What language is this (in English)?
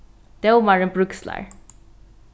Faroese